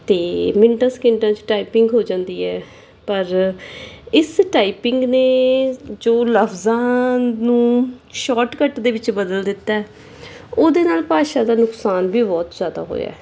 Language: Punjabi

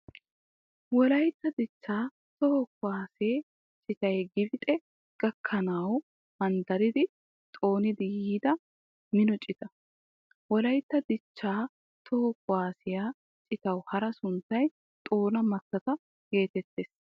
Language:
Wolaytta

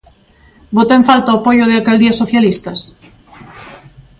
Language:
Galician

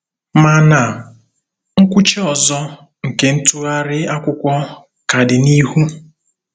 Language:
Igbo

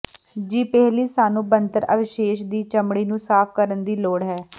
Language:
Punjabi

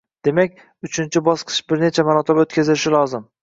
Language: Uzbek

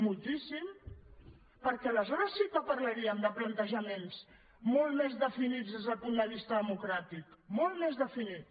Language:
Catalan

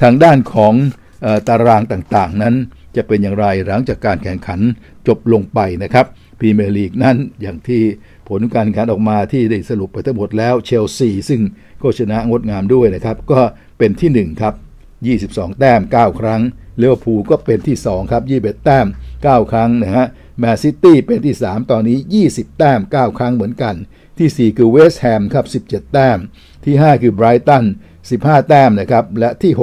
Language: Thai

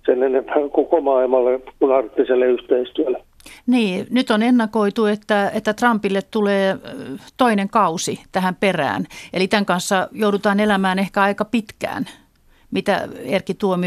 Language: Finnish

